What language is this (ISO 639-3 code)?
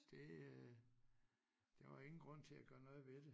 dan